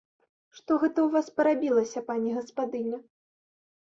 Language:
Belarusian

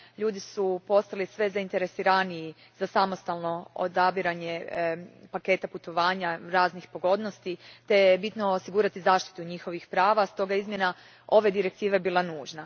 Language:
Croatian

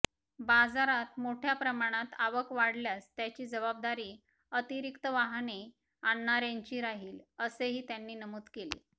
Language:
Marathi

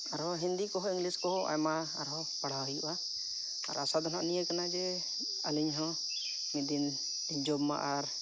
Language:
Santali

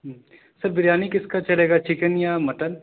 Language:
Urdu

